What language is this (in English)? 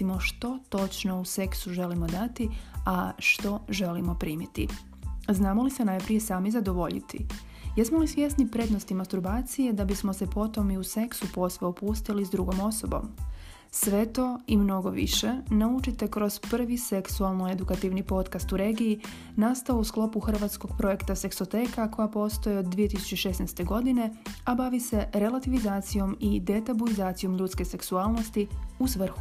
Croatian